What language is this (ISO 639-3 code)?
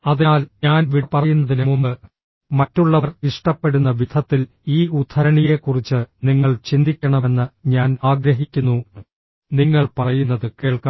mal